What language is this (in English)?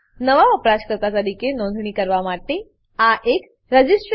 Gujarati